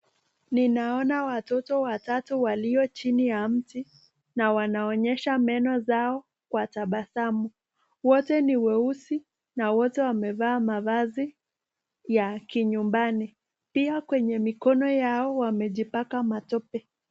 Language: Swahili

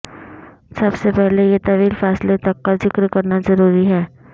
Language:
Urdu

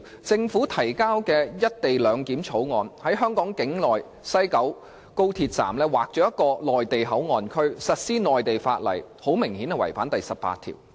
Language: Cantonese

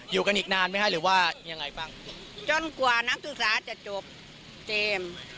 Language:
Thai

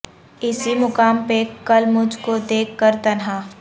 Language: Urdu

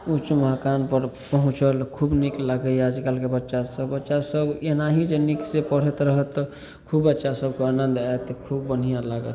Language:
Maithili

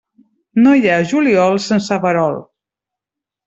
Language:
Catalan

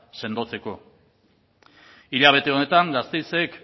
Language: Basque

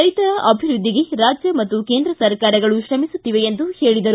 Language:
Kannada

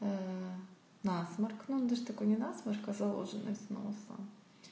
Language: Russian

